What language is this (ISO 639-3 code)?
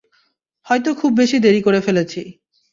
ben